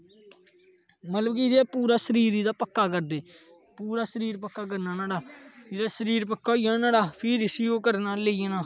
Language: Dogri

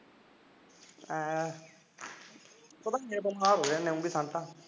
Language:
Punjabi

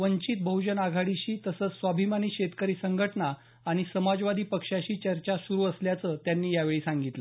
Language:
Marathi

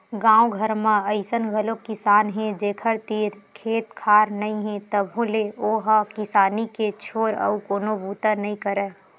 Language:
Chhattisgarhi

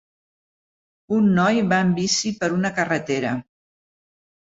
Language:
Catalan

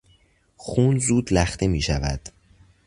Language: Persian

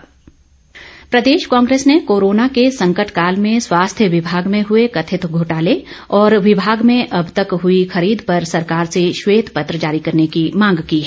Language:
Hindi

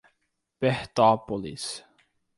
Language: Portuguese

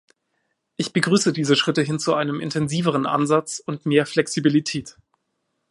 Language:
German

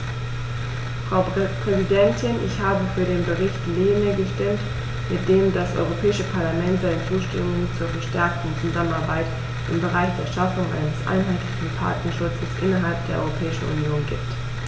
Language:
German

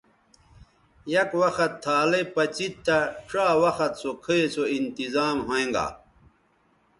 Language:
Bateri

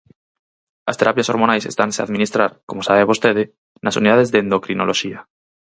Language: Galician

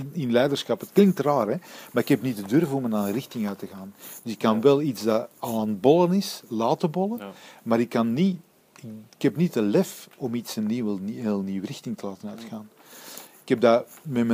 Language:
Dutch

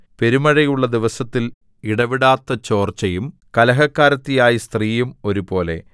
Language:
Malayalam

